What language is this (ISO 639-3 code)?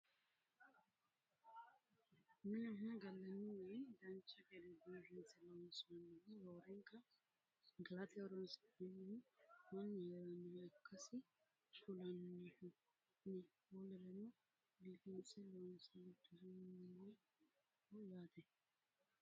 sid